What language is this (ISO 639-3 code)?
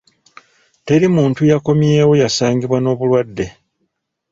lug